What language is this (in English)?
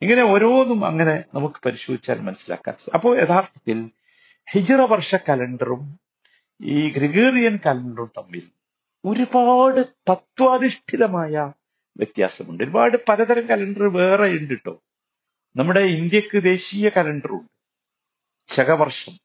Malayalam